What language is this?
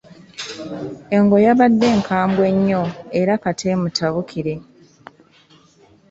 Ganda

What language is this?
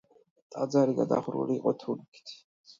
Georgian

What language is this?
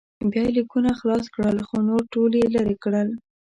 Pashto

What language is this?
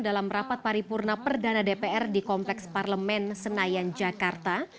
Indonesian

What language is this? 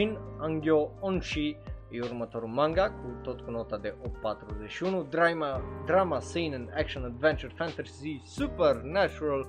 Romanian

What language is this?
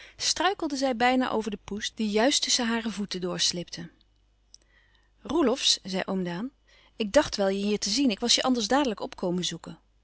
Dutch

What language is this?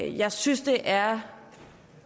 Danish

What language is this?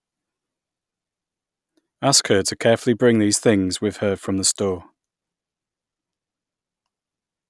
English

